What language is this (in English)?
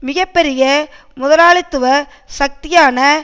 Tamil